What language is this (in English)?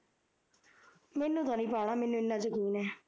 Punjabi